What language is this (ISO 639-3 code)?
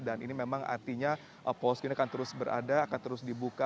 ind